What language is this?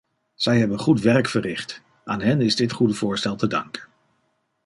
Dutch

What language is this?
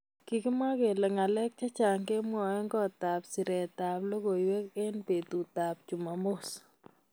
Kalenjin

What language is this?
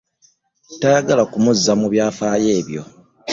Ganda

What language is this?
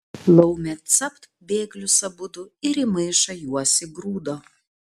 Lithuanian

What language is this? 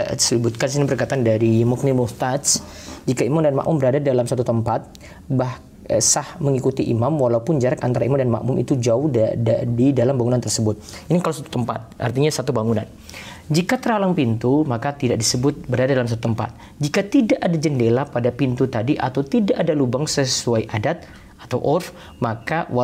Indonesian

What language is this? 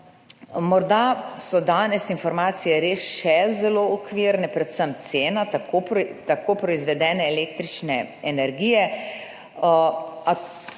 Slovenian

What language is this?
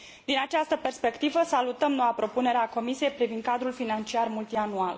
Romanian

